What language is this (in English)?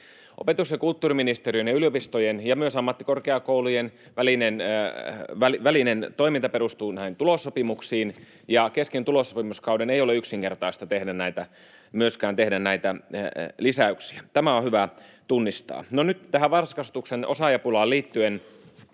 Finnish